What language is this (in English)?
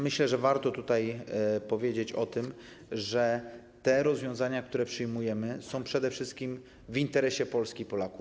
Polish